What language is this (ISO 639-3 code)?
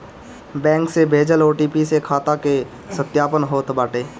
bho